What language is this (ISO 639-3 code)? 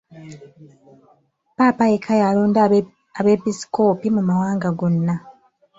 lug